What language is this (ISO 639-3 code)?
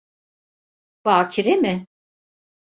tur